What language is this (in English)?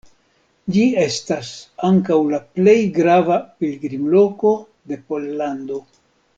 Esperanto